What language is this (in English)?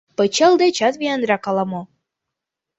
Mari